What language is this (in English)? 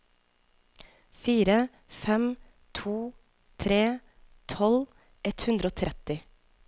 Norwegian